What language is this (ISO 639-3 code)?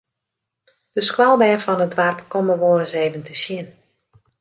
fry